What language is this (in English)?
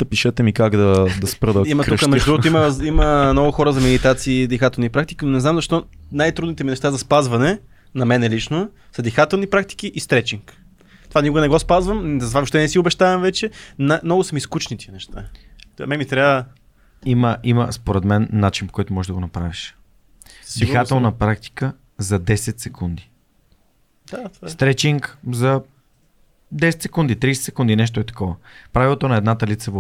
Bulgarian